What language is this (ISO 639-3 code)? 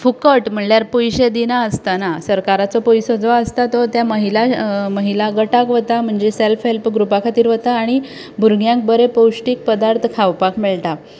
kok